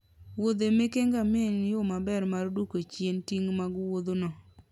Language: Luo (Kenya and Tanzania)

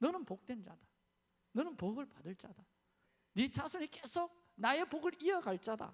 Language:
Korean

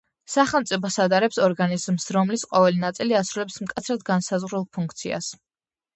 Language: Georgian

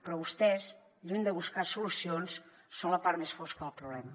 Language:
Catalan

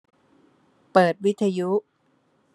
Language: Thai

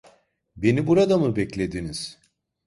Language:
Turkish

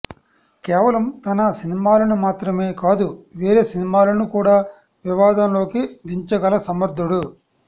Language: Telugu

